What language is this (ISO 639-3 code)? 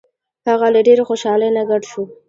pus